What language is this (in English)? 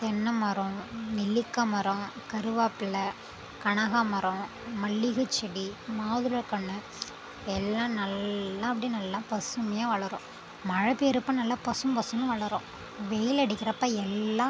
Tamil